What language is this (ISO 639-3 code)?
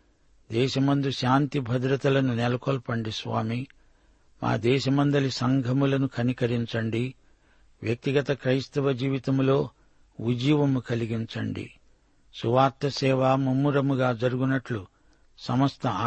tel